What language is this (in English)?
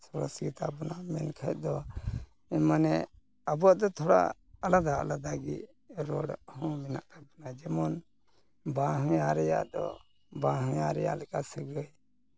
Santali